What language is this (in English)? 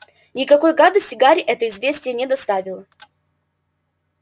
Russian